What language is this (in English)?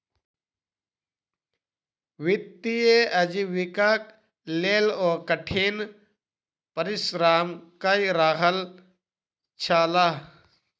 Maithili